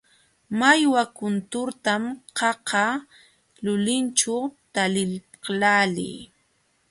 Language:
Jauja Wanca Quechua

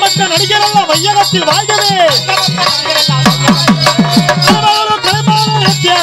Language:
Arabic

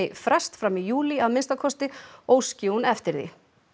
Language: Icelandic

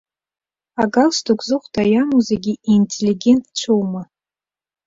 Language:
Abkhazian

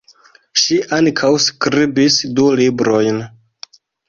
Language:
Esperanto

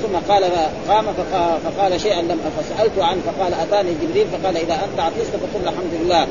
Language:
Arabic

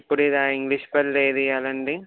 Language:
Telugu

